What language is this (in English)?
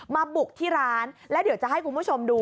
Thai